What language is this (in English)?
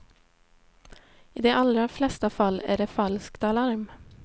Swedish